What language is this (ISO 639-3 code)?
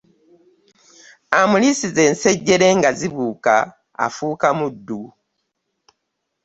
lug